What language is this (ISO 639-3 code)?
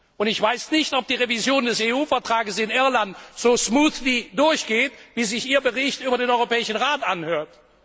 deu